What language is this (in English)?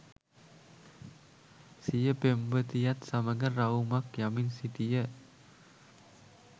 Sinhala